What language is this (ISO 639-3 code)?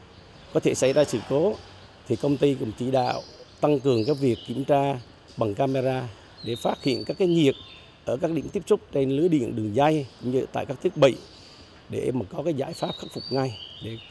vie